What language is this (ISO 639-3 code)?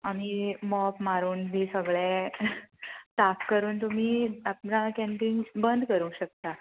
kok